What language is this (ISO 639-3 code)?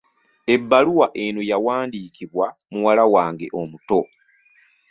lug